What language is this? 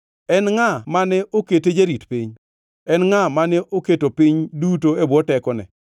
Luo (Kenya and Tanzania)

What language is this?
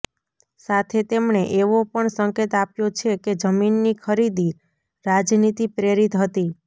Gujarati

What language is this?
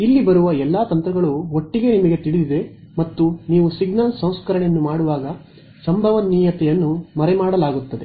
Kannada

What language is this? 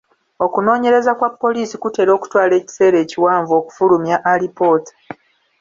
Ganda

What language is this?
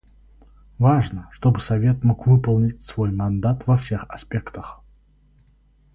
Russian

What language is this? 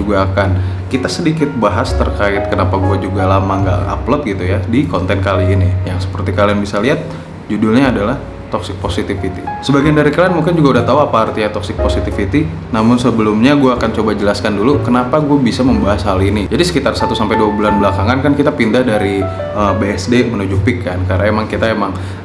Indonesian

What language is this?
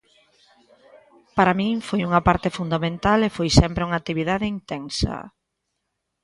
Galician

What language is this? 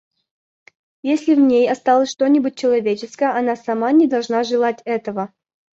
Russian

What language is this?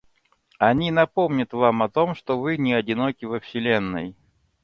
Russian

